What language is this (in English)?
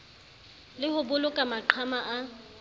Southern Sotho